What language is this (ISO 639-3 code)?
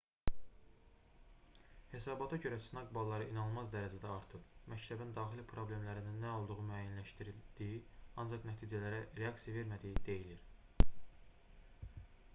aze